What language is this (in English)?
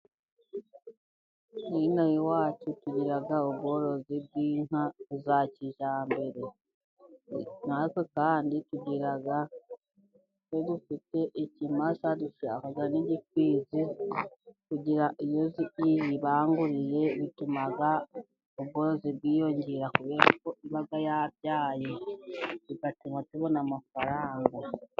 Kinyarwanda